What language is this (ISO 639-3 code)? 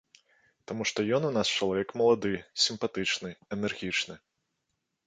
bel